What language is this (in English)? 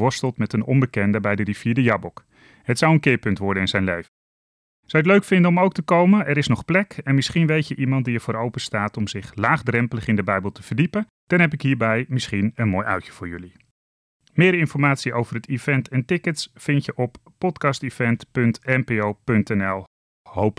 Dutch